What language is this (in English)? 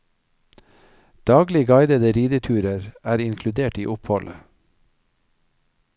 Norwegian